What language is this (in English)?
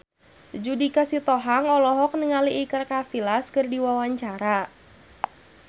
Sundanese